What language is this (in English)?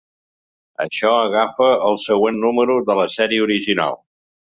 Catalan